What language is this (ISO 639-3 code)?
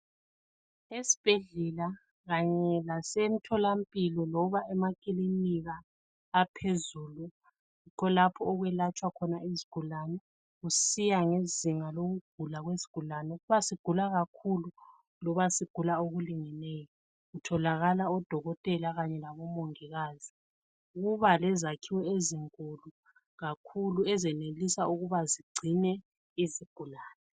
nde